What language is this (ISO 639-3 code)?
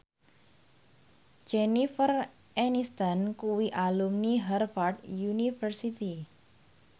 jav